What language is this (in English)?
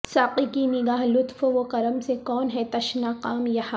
Urdu